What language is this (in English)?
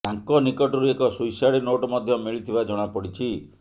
Odia